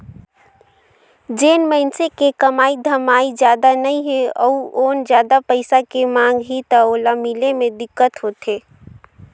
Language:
Chhattisgarhi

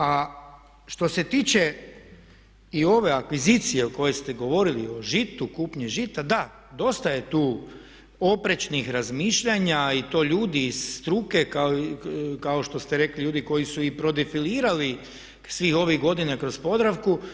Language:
Croatian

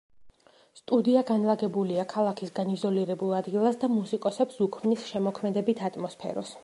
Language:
Georgian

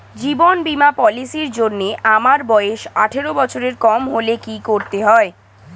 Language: Bangla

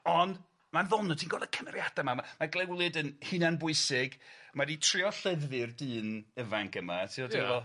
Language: Welsh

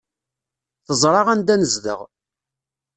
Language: Kabyle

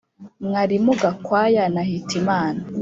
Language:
Kinyarwanda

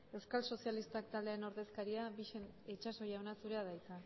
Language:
Basque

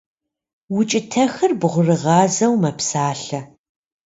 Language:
Kabardian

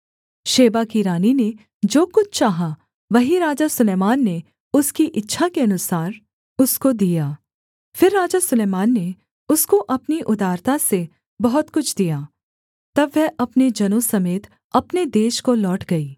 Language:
Hindi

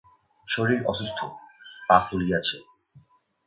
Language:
Bangla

